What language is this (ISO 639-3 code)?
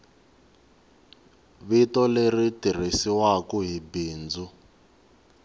tso